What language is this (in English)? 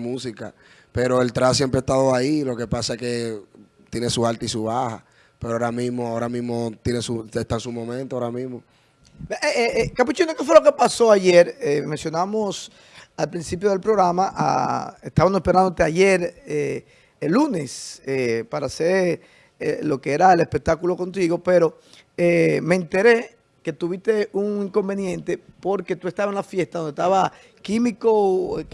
Spanish